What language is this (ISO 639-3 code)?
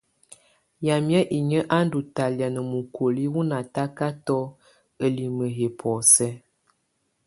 tvu